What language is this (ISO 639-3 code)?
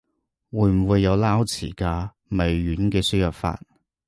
yue